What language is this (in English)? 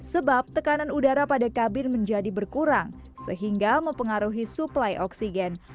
Indonesian